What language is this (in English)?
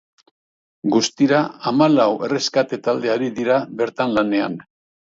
Basque